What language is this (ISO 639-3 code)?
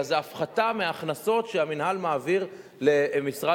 heb